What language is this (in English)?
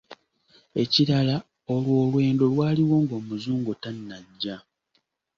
Ganda